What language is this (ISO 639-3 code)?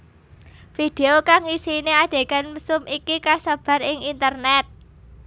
jav